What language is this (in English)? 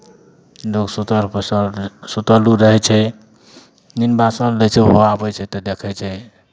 Maithili